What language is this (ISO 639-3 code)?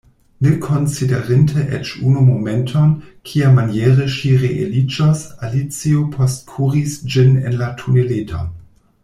epo